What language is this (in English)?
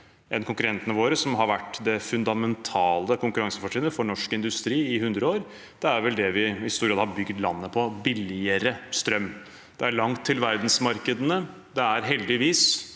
Norwegian